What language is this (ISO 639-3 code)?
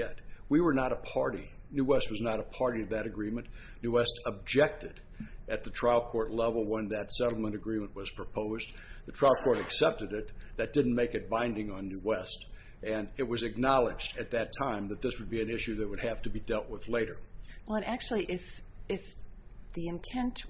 eng